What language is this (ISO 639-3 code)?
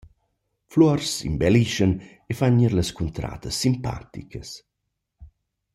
roh